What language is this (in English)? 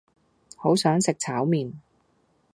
Cantonese